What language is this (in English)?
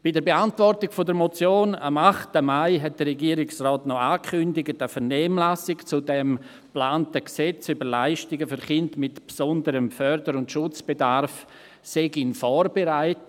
Swiss German